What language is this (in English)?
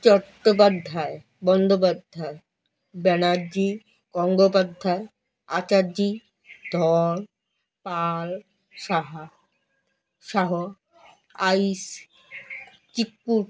Bangla